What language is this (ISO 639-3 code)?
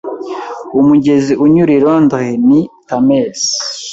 kin